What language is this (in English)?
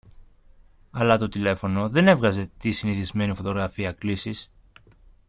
Greek